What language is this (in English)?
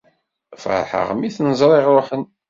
Kabyle